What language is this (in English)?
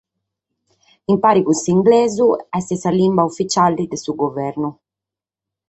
Sardinian